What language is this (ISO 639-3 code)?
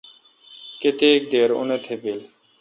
xka